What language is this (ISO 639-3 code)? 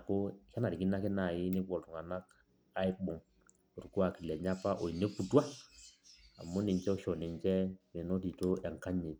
mas